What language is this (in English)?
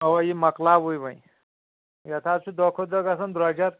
Kashmiri